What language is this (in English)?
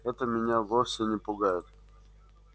Russian